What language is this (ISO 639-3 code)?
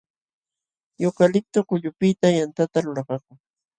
qxw